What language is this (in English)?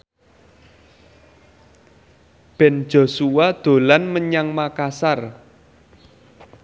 Javanese